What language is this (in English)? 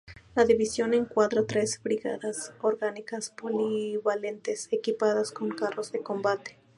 Spanish